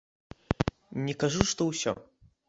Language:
Belarusian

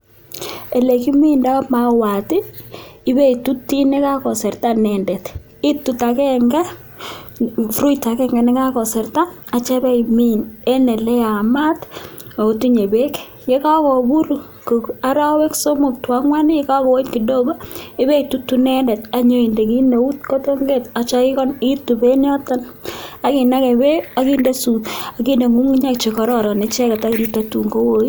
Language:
Kalenjin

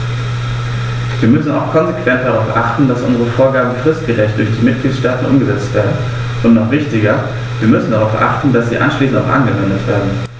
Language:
German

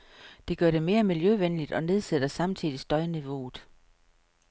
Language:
Danish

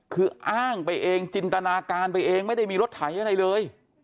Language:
Thai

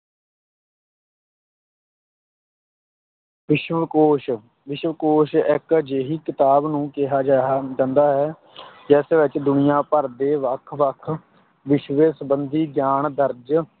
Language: Punjabi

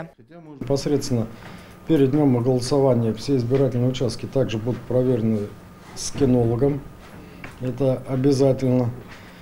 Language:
Russian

